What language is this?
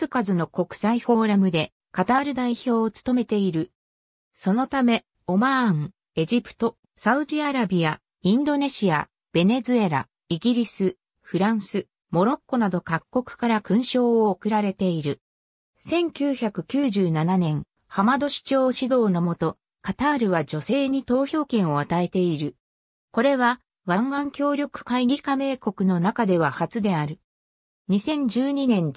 Japanese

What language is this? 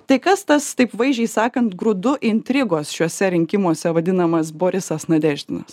Lithuanian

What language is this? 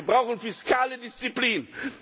German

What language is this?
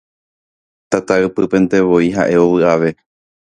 Guarani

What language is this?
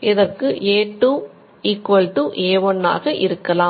Tamil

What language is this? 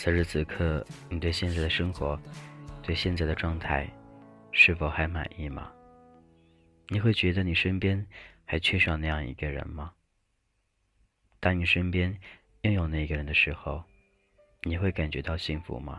Chinese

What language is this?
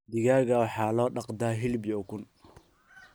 Somali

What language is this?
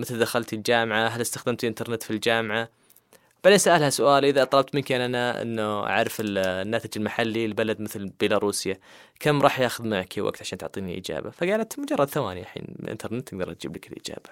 Arabic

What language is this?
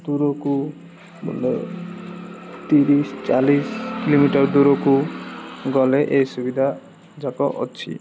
Odia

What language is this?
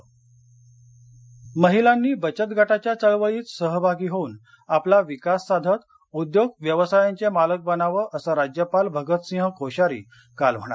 Marathi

